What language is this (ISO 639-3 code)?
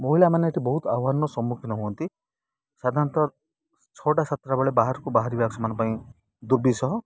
ori